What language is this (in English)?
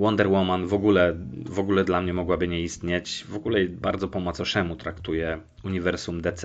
Polish